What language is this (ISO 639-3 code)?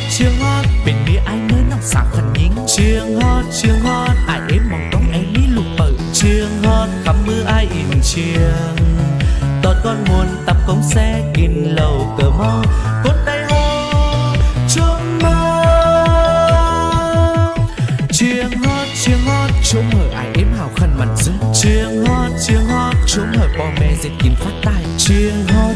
vie